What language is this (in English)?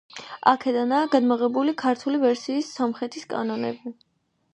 Georgian